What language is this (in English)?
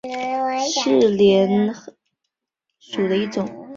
Chinese